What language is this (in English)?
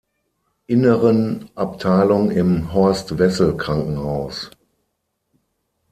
German